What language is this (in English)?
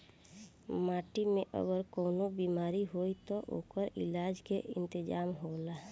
Bhojpuri